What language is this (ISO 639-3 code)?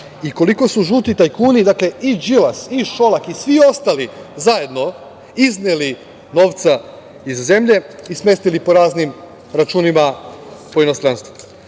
srp